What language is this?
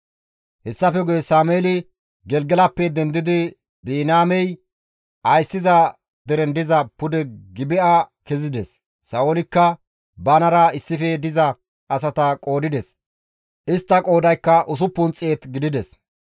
Gamo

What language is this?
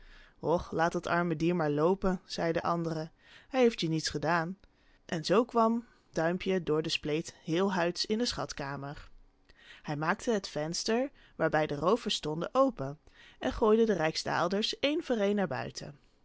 Dutch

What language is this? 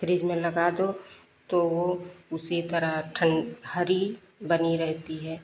Hindi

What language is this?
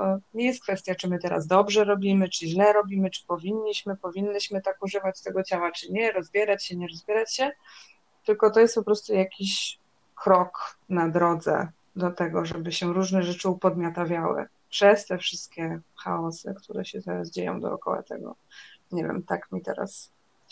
Polish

